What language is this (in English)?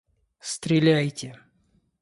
Russian